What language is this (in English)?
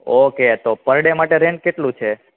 Gujarati